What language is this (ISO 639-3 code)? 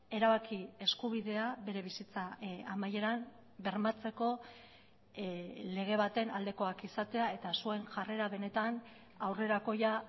eus